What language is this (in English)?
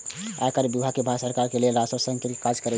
Maithili